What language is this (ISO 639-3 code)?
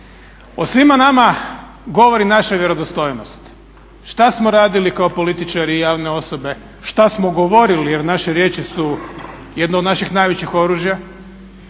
hrv